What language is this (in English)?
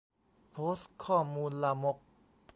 Thai